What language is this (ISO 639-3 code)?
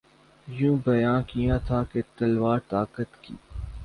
urd